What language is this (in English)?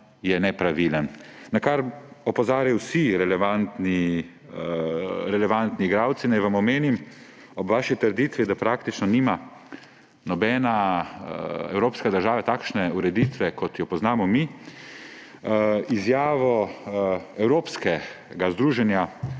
Slovenian